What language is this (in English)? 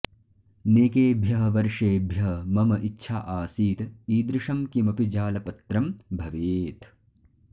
Sanskrit